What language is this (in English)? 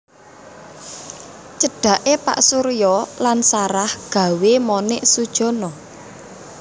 Javanese